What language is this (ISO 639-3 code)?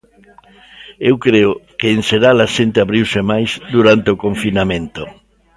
glg